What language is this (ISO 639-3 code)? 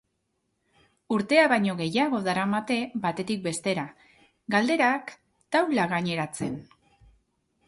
eus